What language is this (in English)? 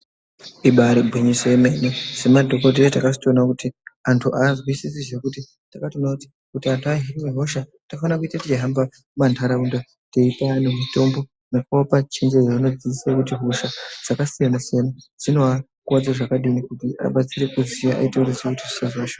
Ndau